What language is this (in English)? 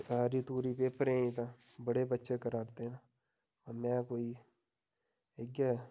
Dogri